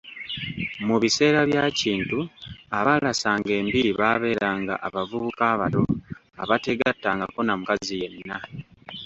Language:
Ganda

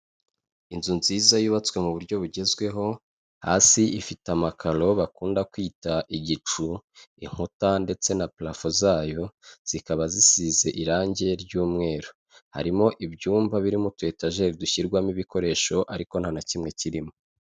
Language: Kinyarwanda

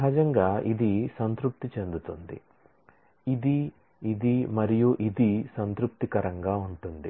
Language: Telugu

